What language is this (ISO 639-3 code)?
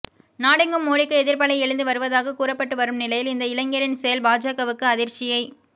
tam